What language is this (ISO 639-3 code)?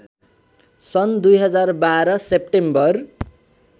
nep